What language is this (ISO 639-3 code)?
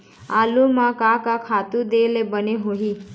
hne